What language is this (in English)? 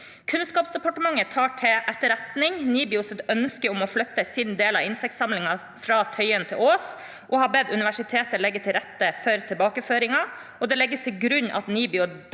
Norwegian